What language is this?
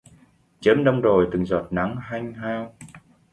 Vietnamese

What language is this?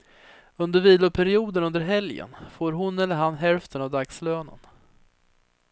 Swedish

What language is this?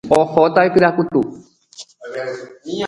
Guarani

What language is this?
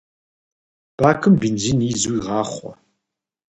Kabardian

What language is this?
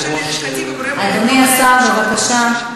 Hebrew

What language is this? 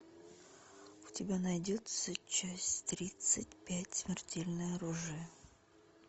Russian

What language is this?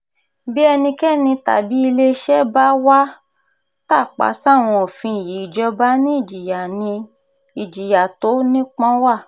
Yoruba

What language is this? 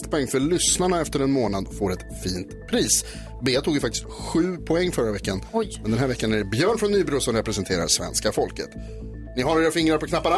Swedish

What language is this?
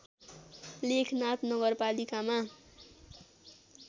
Nepali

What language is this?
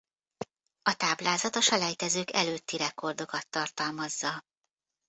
Hungarian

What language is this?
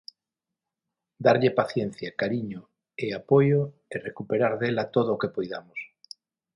Galician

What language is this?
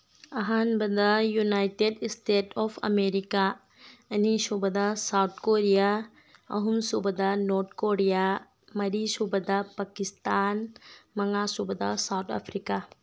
Manipuri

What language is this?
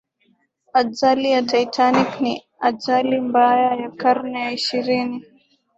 Swahili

